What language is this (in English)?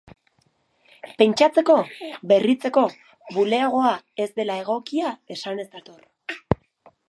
Basque